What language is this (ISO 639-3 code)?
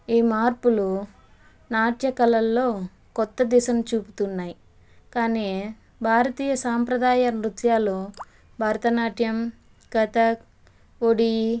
tel